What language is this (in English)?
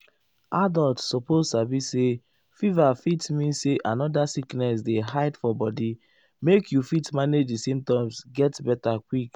Nigerian Pidgin